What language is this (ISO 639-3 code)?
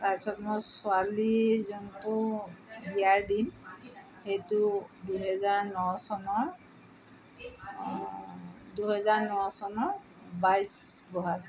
asm